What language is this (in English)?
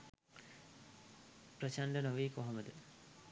Sinhala